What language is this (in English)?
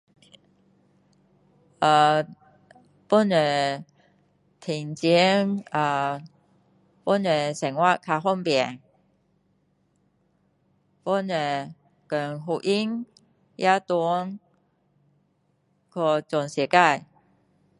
Min Dong Chinese